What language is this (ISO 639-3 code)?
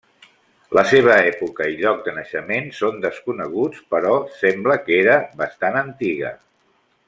cat